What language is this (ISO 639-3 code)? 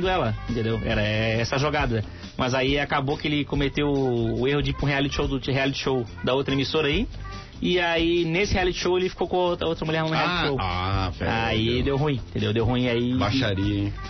por